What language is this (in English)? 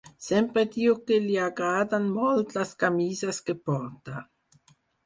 Catalan